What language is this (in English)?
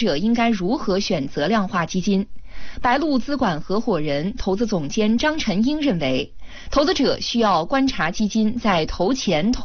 Chinese